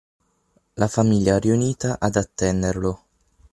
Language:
Italian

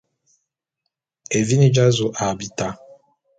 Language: Bulu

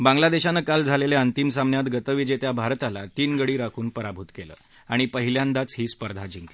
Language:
Marathi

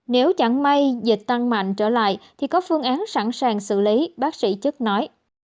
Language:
Vietnamese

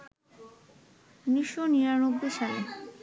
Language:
Bangla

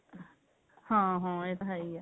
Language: Punjabi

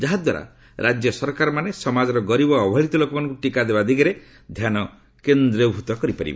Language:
Odia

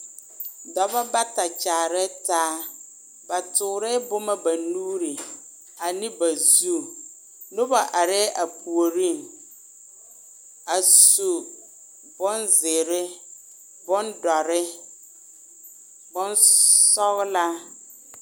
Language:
Southern Dagaare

